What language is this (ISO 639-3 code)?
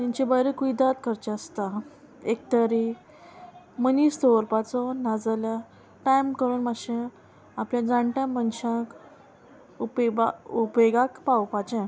kok